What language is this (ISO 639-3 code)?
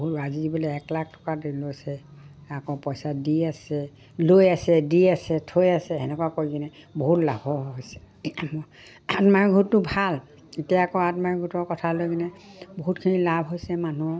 asm